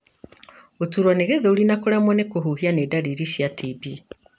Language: Kikuyu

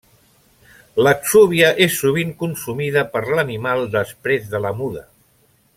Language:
Catalan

